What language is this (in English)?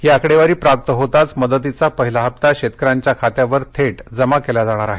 Marathi